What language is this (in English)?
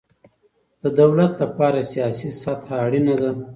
Pashto